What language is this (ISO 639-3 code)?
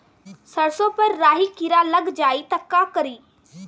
bho